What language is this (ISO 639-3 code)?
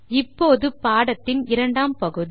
tam